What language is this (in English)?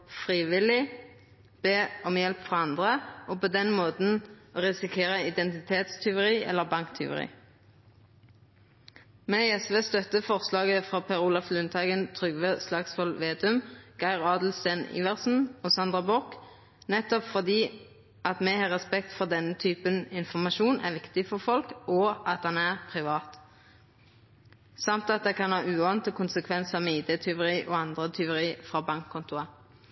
Norwegian Nynorsk